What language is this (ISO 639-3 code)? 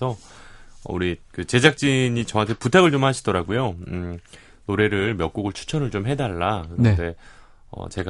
kor